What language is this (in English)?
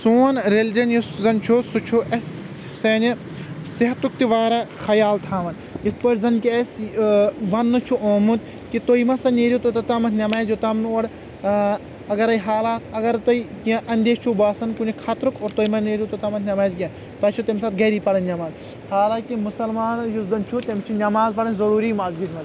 Kashmiri